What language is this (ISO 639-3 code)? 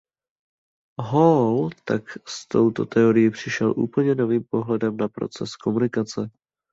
ces